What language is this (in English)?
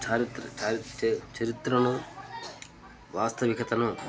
Telugu